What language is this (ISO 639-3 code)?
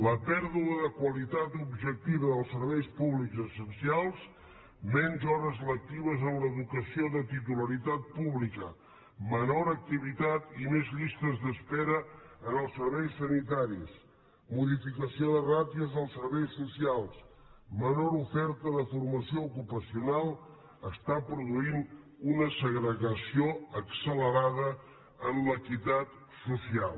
cat